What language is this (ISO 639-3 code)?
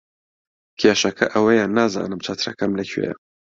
ckb